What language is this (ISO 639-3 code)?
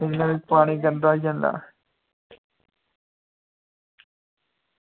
doi